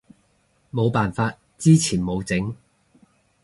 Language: Cantonese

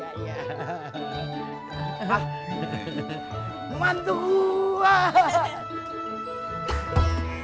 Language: Indonesian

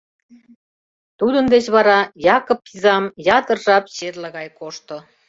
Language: Mari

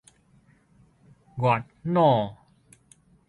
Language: Min Nan Chinese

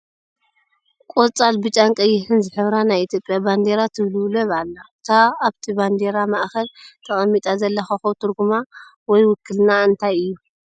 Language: Tigrinya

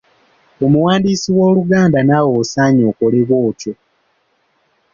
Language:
Ganda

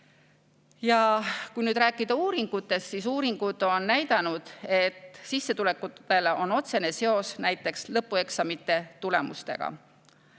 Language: Estonian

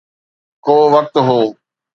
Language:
Sindhi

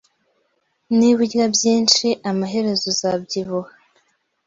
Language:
Kinyarwanda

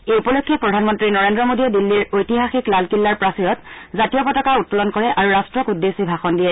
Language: Assamese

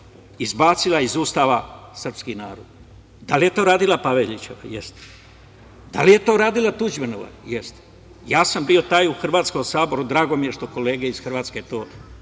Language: Serbian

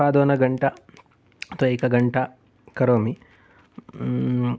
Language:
Sanskrit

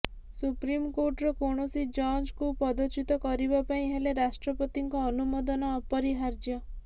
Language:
Odia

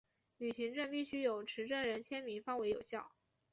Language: Chinese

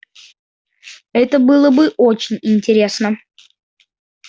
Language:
Russian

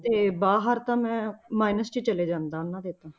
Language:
Punjabi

